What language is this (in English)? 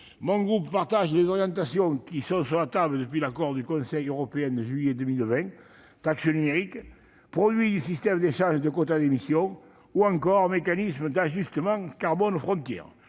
French